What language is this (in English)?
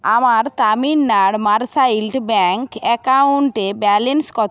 Bangla